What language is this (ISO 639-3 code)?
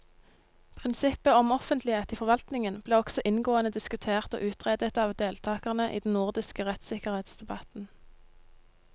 nor